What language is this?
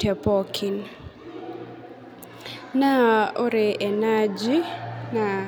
Masai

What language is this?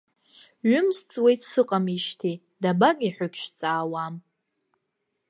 Abkhazian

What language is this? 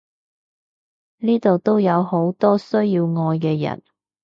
Cantonese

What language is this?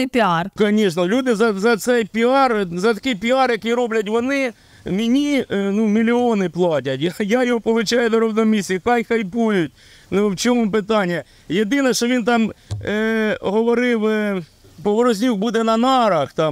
Ukrainian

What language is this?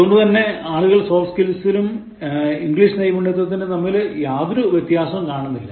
Malayalam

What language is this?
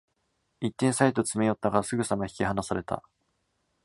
Japanese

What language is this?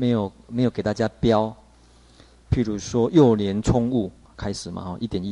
Chinese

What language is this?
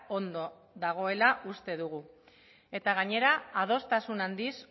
Basque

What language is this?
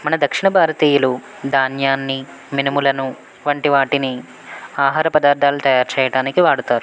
Telugu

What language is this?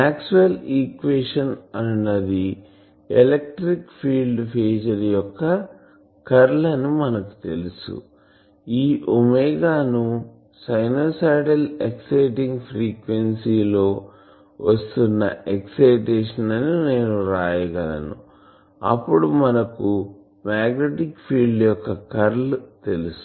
Telugu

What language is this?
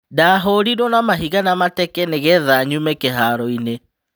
Kikuyu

